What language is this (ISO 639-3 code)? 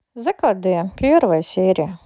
rus